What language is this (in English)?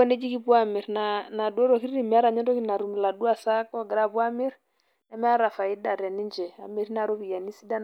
Masai